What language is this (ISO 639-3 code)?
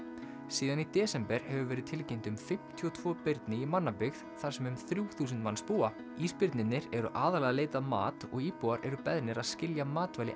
isl